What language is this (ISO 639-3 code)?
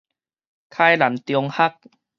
nan